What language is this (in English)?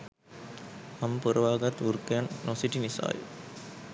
Sinhala